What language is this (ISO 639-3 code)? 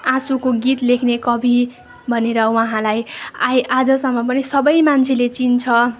nep